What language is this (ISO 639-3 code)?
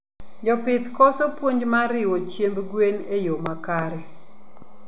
luo